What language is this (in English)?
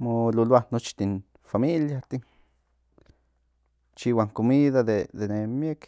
Central Nahuatl